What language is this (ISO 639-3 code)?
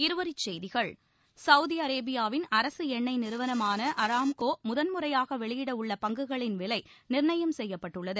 tam